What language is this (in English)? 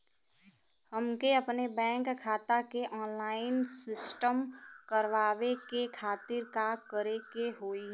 Bhojpuri